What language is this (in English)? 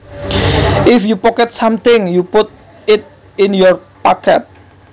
Javanese